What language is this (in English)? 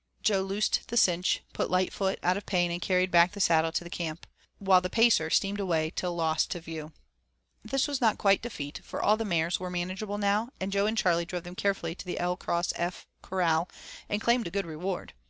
English